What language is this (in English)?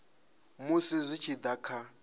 Venda